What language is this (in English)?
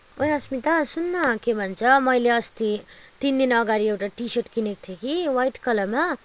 Nepali